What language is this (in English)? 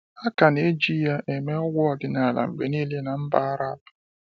Igbo